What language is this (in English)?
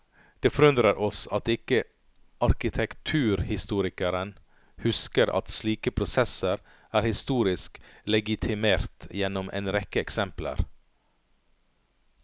Norwegian